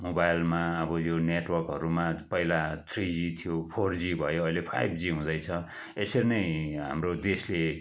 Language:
Nepali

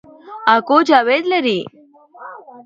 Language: Pashto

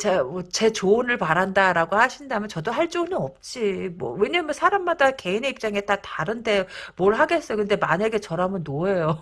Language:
Korean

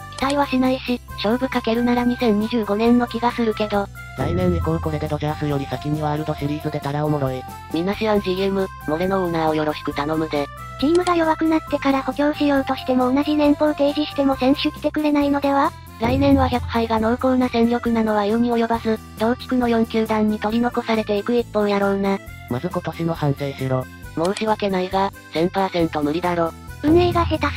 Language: Japanese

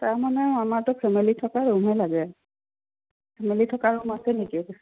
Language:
Assamese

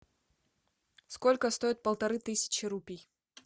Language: Russian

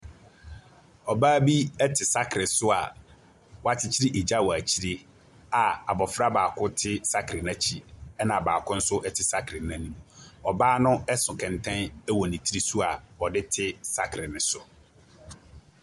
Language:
Akan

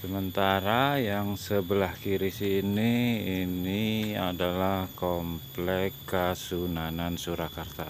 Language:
Indonesian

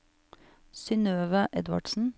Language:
Norwegian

